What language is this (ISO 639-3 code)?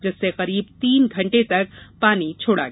hin